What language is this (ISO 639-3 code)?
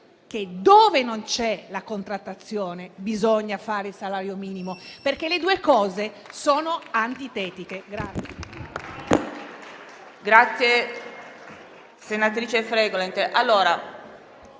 ita